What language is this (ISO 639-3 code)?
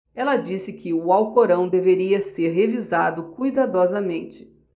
por